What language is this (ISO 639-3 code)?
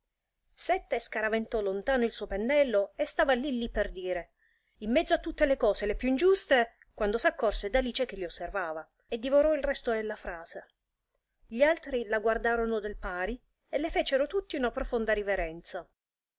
ita